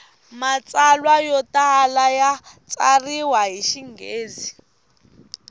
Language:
Tsonga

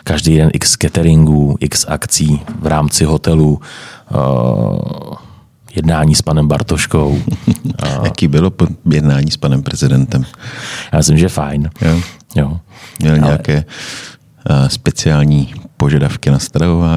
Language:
Czech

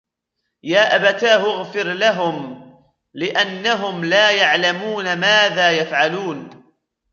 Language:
Arabic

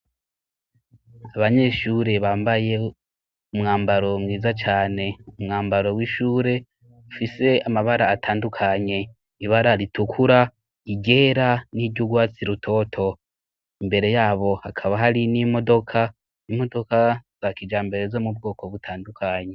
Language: Rundi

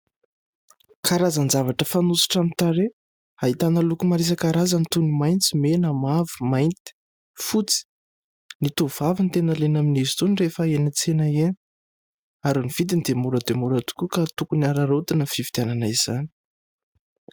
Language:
Malagasy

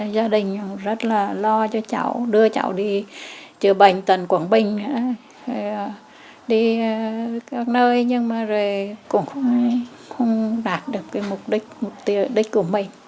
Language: Vietnamese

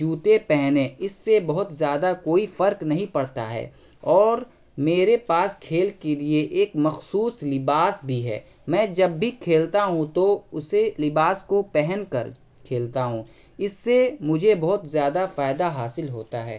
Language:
Urdu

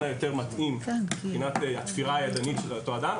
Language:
Hebrew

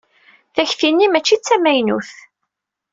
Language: Kabyle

